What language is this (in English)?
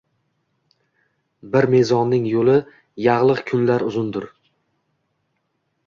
Uzbek